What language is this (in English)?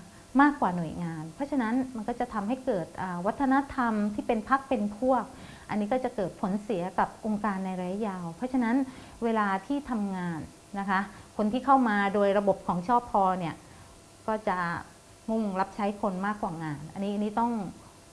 Thai